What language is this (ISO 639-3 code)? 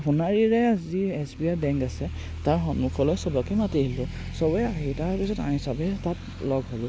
asm